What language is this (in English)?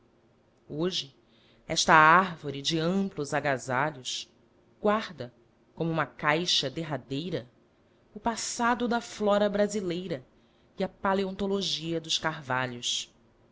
Portuguese